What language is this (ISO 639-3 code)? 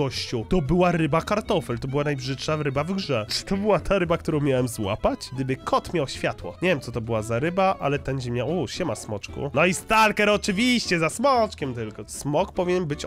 pol